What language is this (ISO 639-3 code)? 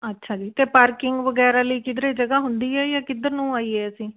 pan